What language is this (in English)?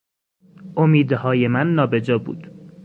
Persian